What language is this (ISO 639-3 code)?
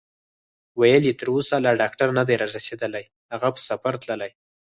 pus